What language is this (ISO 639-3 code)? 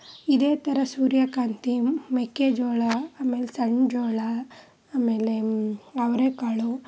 kan